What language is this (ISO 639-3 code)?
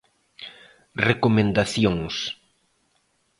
glg